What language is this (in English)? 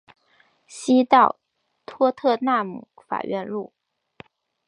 Chinese